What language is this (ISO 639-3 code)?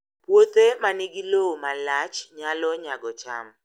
luo